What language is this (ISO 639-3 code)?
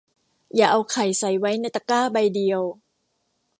tha